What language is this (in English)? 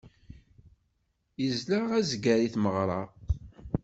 Kabyle